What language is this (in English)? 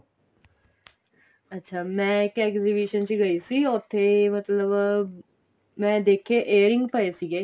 Punjabi